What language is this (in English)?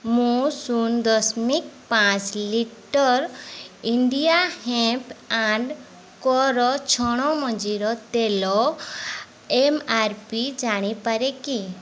Odia